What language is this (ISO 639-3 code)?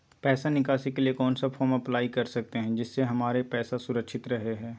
mag